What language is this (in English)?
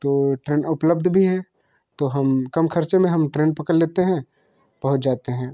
Hindi